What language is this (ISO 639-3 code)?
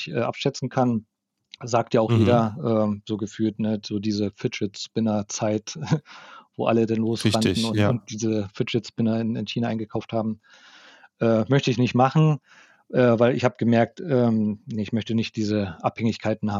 deu